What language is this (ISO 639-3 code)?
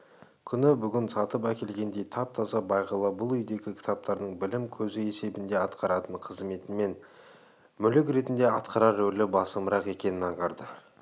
kaz